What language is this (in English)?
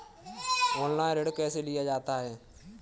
Hindi